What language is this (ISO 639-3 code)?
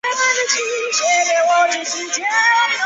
zho